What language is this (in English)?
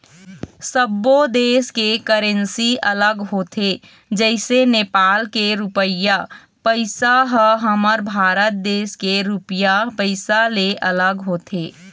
Chhattisgarhi